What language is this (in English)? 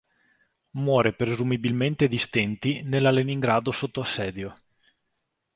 Italian